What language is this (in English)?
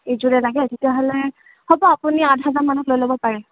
Assamese